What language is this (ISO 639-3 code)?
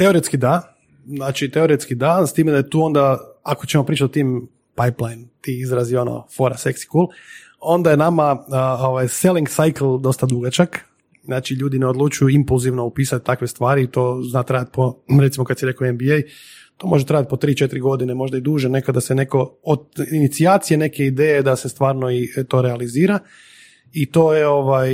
hrv